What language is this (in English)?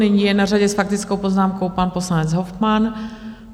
Czech